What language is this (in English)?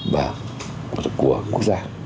Vietnamese